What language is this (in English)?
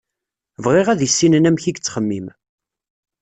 Kabyle